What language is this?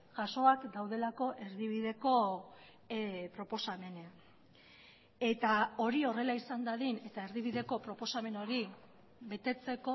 Basque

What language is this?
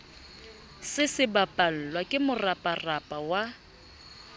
Southern Sotho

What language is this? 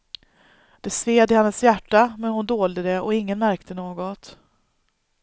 Swedish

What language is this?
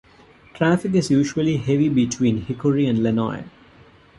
English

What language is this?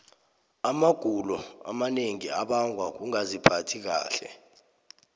South Ndebele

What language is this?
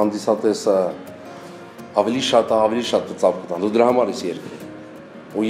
Romanian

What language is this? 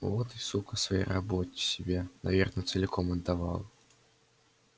Russian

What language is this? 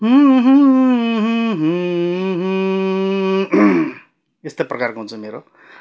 Nepali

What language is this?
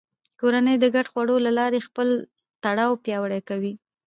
Pashto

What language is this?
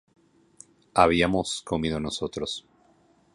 Spanish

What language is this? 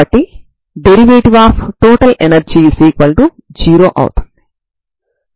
Telugu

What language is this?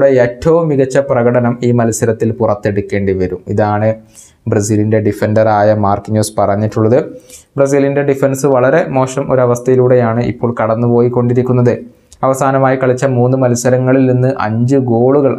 Arabic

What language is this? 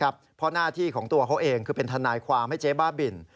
Thai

